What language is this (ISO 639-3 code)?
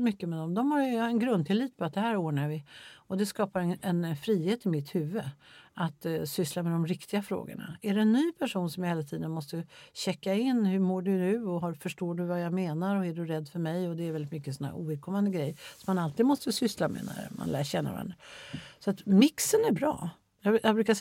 swe